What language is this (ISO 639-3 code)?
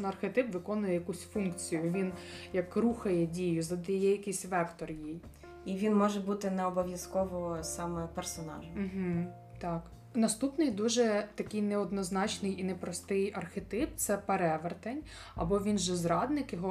ukr